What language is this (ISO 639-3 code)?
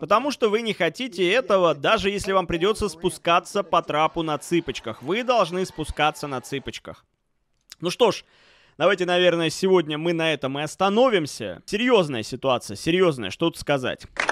rus